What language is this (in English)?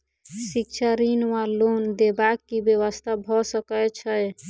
Maithili